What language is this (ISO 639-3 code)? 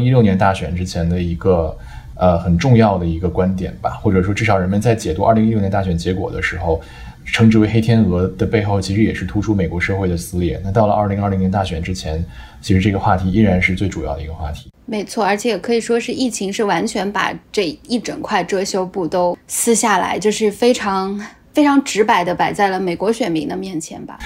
zho